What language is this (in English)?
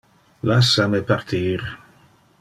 Interlingua